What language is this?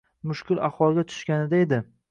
Uzbek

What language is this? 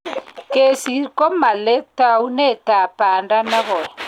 Kalenjin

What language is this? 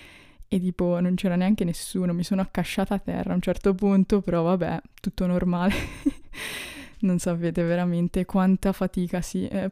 Italian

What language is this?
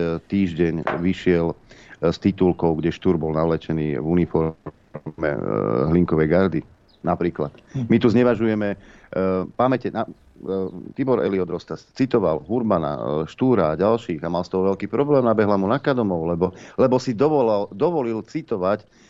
Slovak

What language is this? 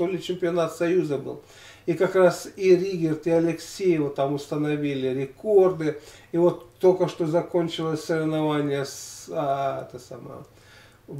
Russian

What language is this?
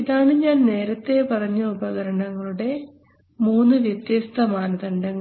Malayalam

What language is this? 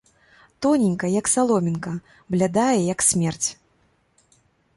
Belarusian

